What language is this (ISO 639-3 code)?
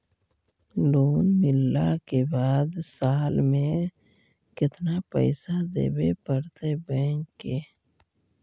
mag